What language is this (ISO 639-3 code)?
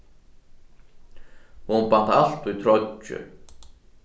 fao